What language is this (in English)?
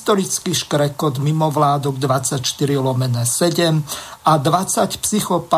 Slovak